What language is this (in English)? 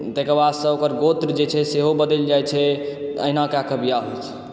Maithili